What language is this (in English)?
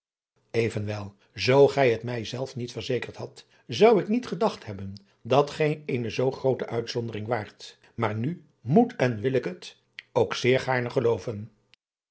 Dutch